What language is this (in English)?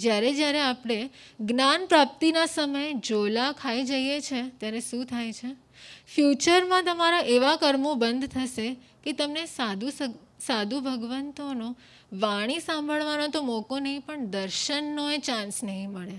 Hindi